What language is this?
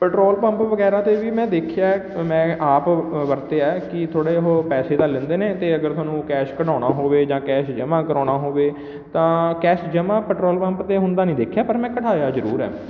Punjabi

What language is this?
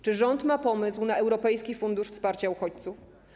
Polish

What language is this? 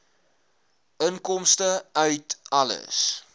Afrikaans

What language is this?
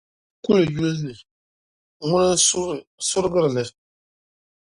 Dagbani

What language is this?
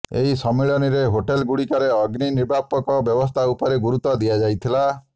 Odia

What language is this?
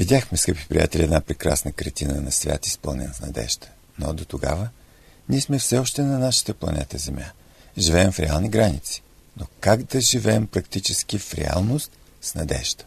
Bulgarian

